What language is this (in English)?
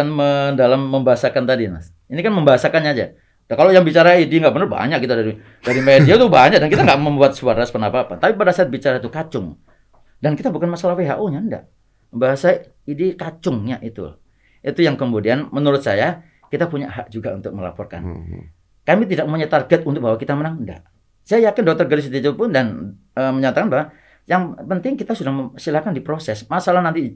Indonesian